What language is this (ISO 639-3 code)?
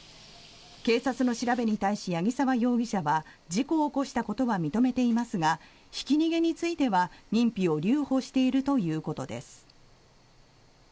jpn